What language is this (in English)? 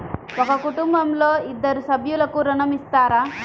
Telugu